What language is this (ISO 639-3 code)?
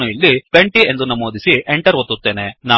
kan